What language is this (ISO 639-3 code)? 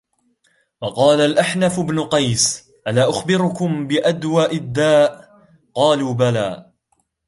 ara